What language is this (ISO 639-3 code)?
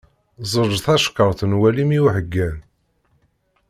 kab